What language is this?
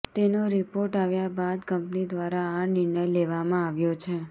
Gujarati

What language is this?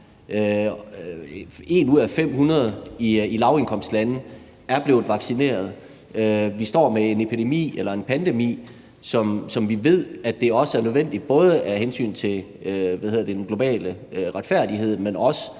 Danish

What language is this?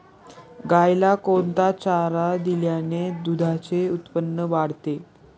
Marathi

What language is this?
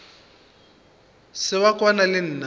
Northern Sotho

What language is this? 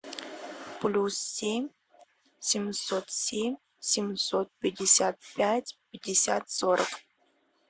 Russian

